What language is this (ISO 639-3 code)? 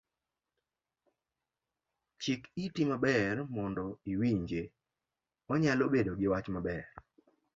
luo